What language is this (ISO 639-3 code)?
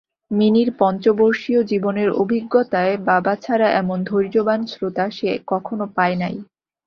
ben